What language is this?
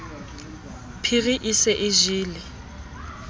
Southern Sotho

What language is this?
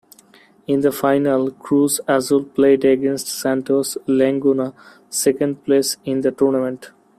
English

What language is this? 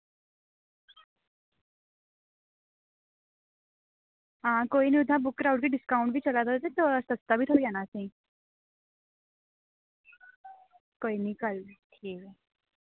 Dogri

